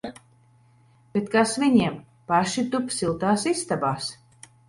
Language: Latvian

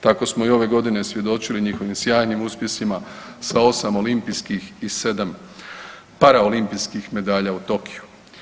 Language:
Croatian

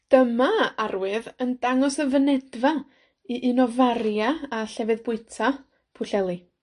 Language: Welsh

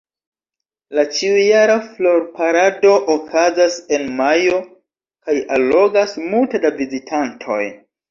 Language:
Esperanto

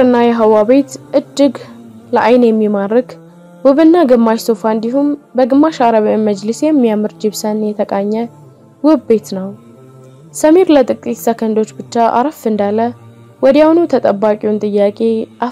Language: Arabic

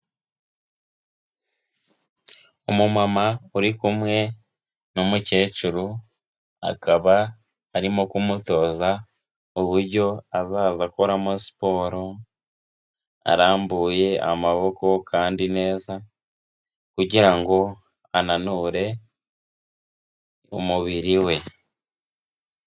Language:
Kinyarwanda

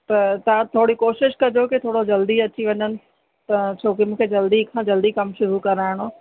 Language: Sindhi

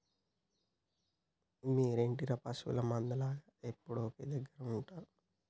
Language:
Telugu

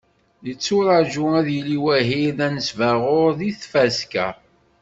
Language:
Kabyle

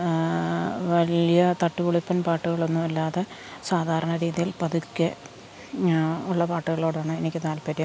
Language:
Malayalam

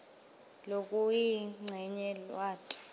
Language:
Swati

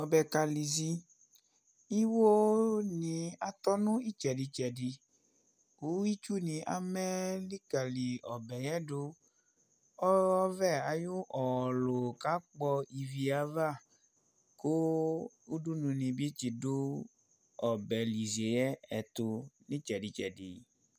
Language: Ikposo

